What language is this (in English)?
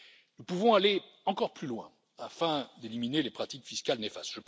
French